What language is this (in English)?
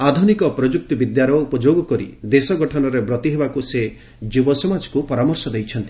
Odia